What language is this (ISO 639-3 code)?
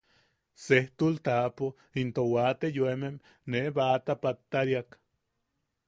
yaq